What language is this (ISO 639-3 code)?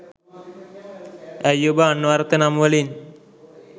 sin